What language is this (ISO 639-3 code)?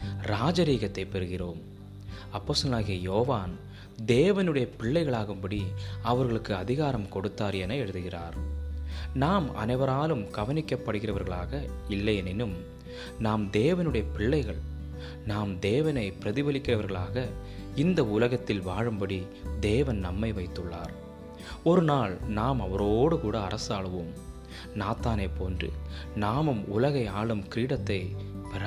tam